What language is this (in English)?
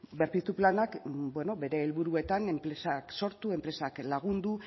Basque